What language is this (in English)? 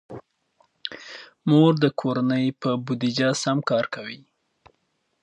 Pashto